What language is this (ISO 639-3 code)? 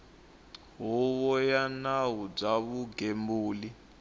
tso